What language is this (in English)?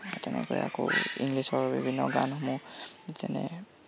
Assamese